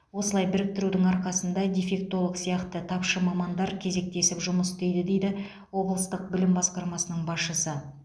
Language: Kazakh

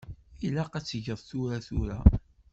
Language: Kabyle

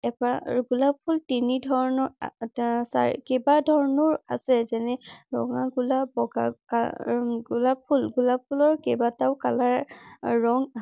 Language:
Assamese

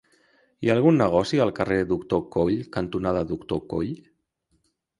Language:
Catalan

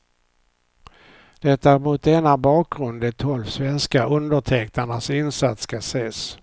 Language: Swedish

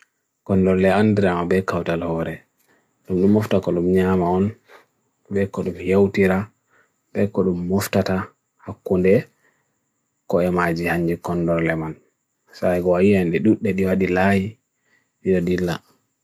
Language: Bagirmi Fulfulde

